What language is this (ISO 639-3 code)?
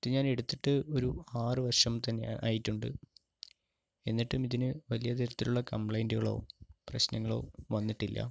mal